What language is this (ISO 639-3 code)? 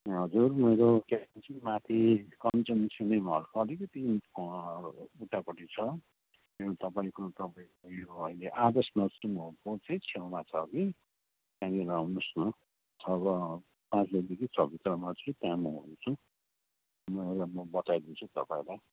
nep